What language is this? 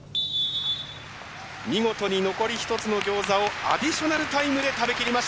Japanese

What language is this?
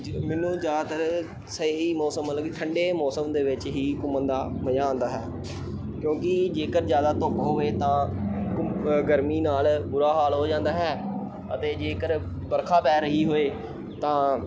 Punjabi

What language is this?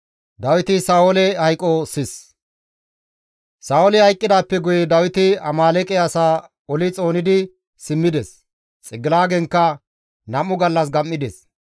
Gamo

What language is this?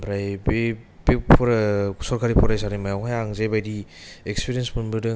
Bodo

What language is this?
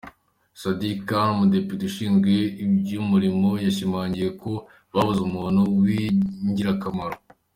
Kinyarwanda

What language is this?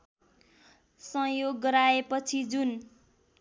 Nepali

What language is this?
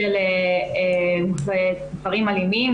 Hebrew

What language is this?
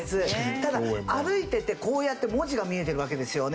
Japanese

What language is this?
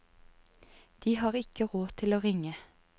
Norwegian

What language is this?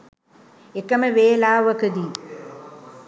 Sinhala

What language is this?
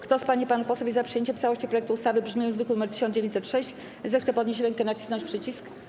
Polish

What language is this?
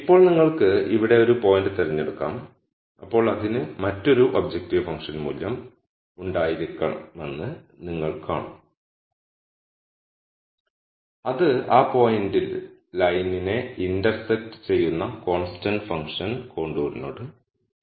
Malayalam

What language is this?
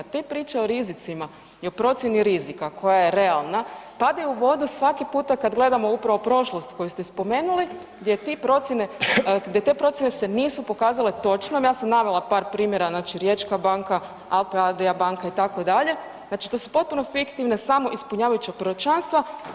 Croatian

